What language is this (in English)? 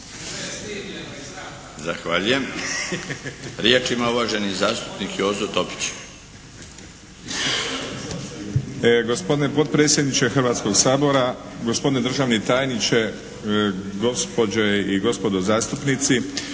Croatian